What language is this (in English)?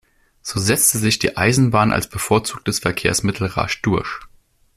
German